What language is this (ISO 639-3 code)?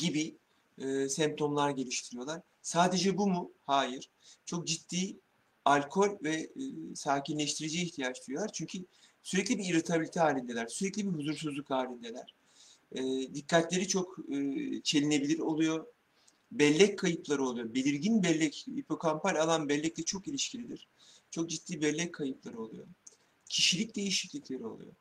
tur